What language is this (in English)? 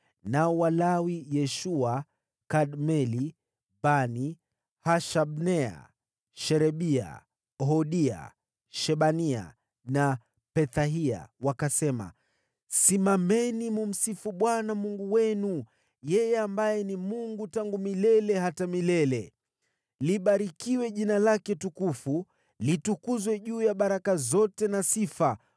Swahili